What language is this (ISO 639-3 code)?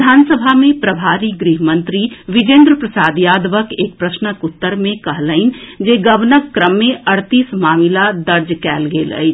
mai